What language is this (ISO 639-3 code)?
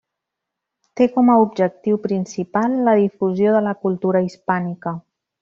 cat